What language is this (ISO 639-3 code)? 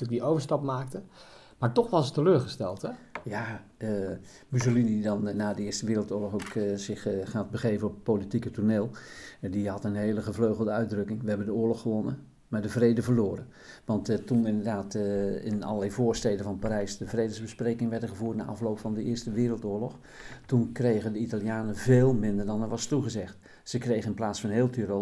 nld